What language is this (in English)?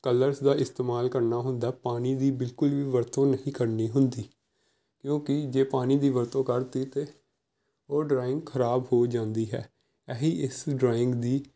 Punjabi